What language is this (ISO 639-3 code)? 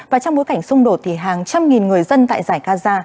vie